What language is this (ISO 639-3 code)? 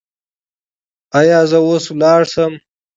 pus